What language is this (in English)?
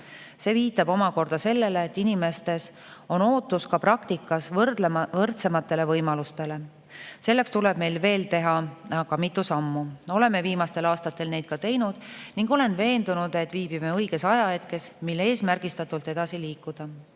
Estonian